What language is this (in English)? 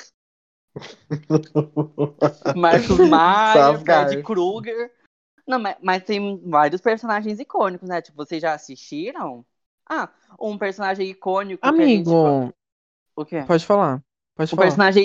Portuguese